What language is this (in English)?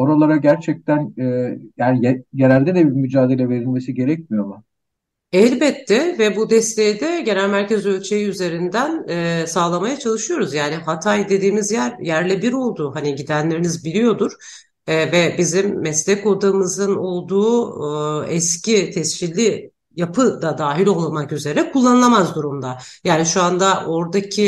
Turkish